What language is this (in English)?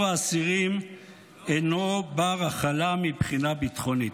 Hebrew